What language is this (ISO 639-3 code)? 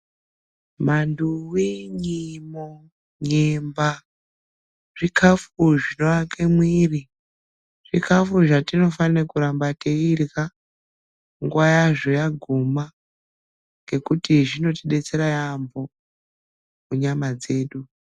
ndc